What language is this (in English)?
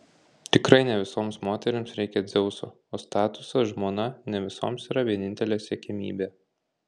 Lithuanian